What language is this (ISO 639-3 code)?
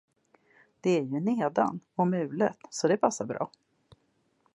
swe